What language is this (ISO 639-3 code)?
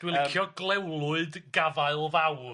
cym